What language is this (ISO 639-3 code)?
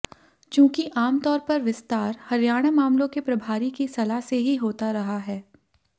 hin